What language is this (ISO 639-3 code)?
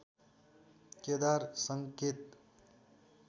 nep